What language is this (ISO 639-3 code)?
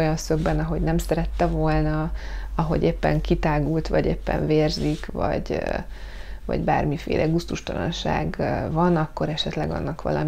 hun